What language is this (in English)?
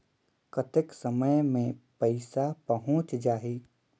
Chhattisgarhi